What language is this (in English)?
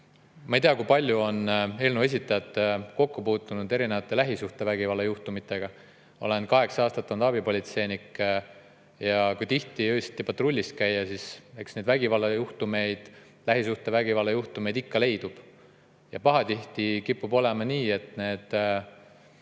Estonian